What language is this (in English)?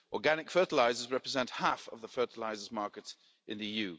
English